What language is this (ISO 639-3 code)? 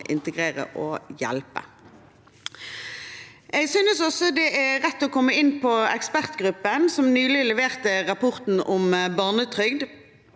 nor